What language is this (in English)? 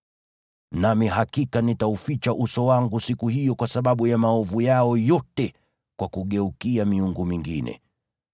Swahili